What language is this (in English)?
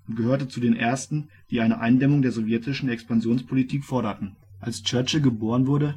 German